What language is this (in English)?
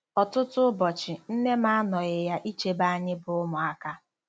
Igbo